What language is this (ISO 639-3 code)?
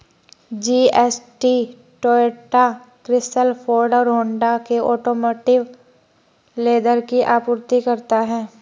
hin